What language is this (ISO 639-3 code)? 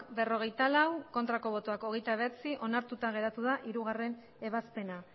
eus